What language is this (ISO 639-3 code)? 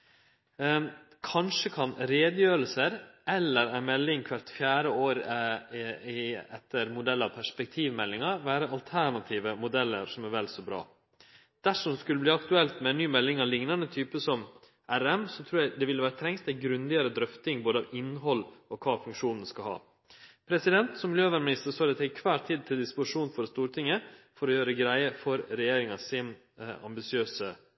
nno